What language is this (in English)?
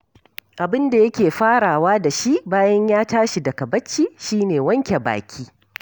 Hausa